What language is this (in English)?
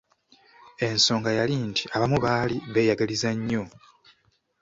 Ganda